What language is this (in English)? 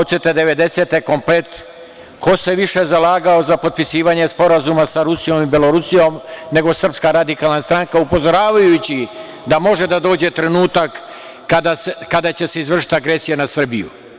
Serbian